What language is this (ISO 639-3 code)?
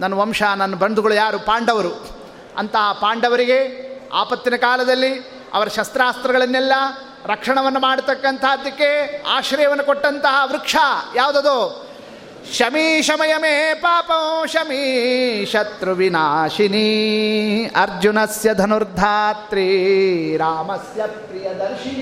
kan